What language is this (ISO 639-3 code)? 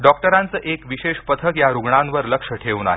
mar